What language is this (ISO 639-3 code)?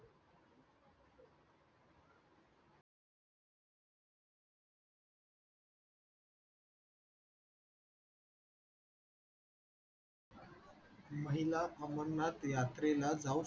mar